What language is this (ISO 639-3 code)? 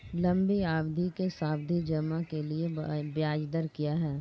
hin